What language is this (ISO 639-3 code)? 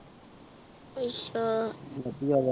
pan